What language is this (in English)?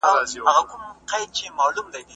Pashto